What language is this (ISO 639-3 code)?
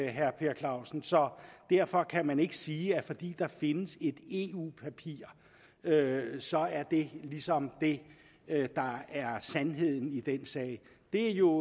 dan